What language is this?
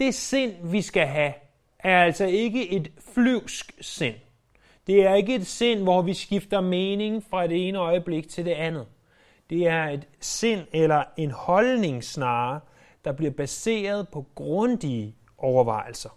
Danish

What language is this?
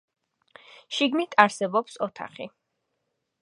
Georgian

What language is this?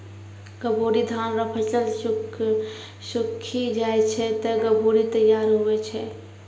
Maithili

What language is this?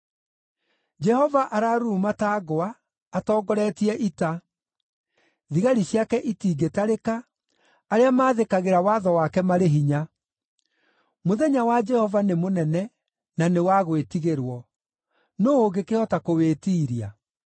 Kikuyu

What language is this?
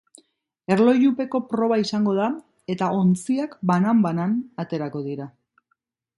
Basque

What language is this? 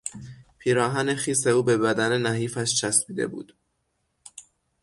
Persian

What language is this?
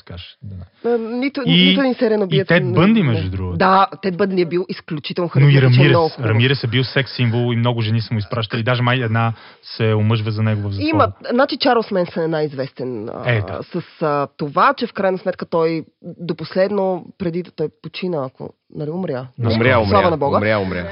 Bulgarian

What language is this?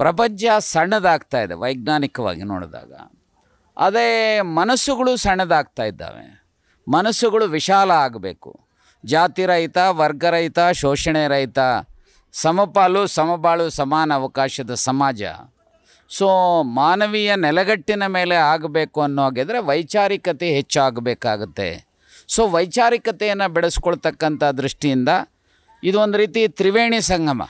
Kannada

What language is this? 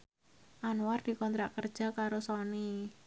Javanese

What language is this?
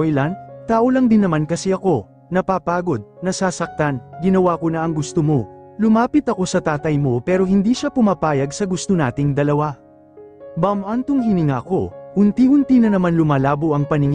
Filipino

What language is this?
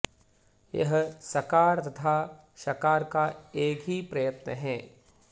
Sanskrit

